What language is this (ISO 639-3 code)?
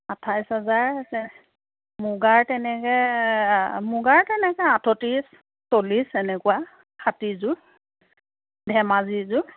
asm